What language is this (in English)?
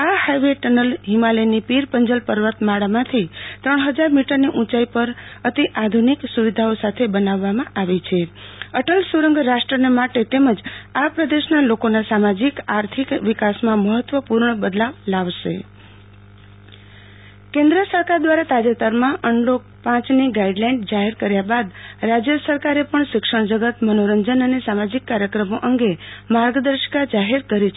Gujarati